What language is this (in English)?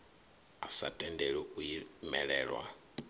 Venda